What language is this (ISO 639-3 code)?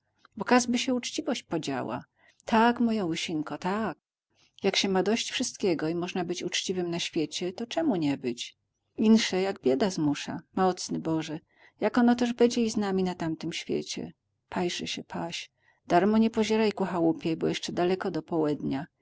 pol